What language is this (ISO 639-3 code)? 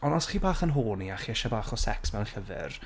cym